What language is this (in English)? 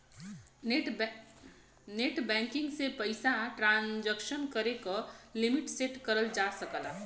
Bhojpuri